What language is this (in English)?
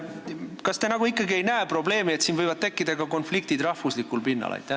Estonian